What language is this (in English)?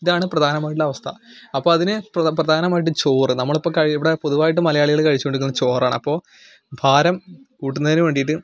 Malayalam